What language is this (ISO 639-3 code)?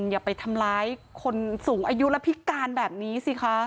tha